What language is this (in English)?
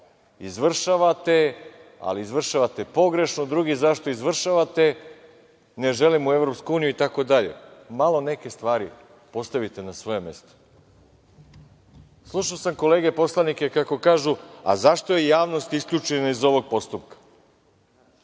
Serbian